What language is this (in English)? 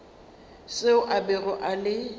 Northern Sotho